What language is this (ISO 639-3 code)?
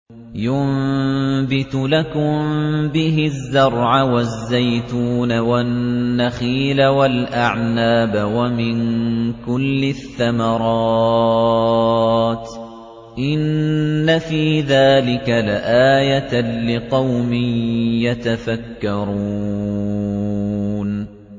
ara